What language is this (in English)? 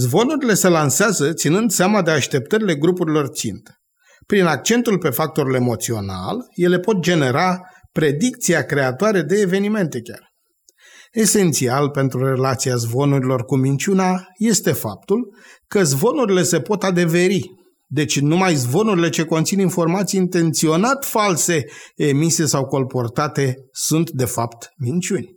Romanian